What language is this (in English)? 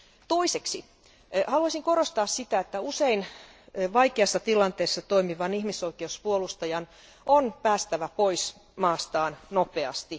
Finnish